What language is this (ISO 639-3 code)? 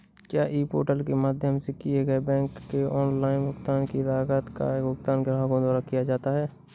hin